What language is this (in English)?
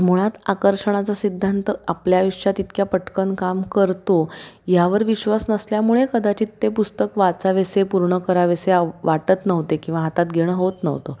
Marathi